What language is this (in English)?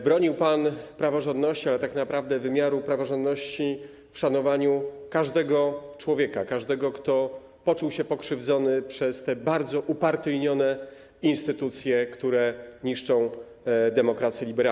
Polish